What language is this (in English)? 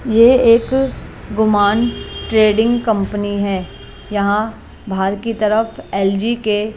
Hindi